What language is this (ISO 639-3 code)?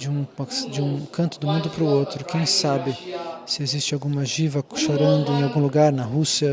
por